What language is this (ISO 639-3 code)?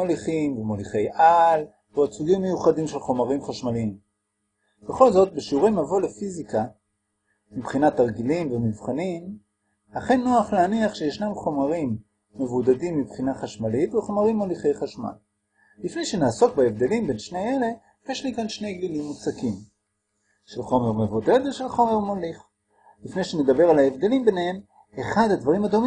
heb